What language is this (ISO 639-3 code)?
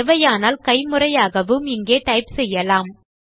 tam